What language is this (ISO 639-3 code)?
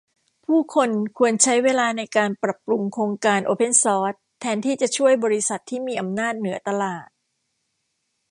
tha